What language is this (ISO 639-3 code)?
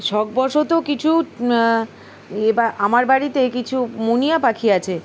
ben